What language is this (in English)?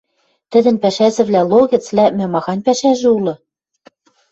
Western Mari